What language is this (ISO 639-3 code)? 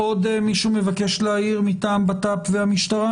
heb